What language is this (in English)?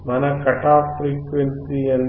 Telugu